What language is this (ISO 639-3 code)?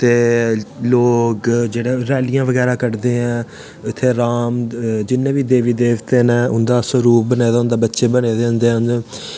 doi